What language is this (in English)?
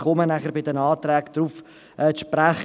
Swiss German